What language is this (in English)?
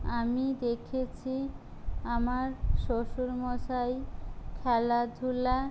Bangla